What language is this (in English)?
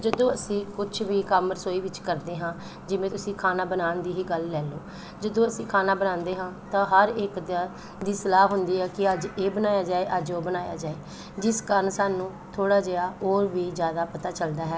Punjabi